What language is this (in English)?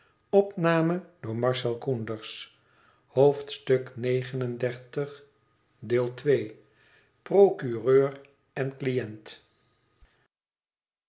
Dutch